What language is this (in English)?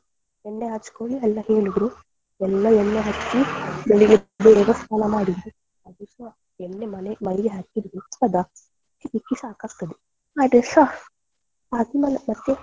Kannada